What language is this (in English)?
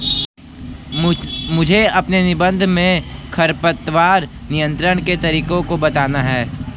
Hindi